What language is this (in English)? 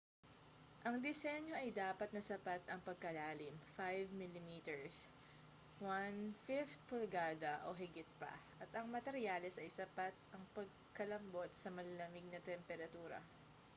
Filipino